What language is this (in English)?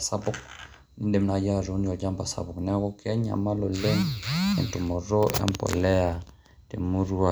Masai